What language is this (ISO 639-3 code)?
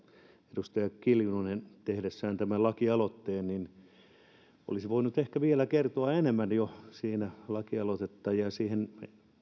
fin